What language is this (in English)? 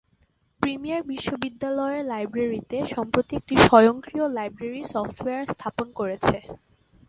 Bangla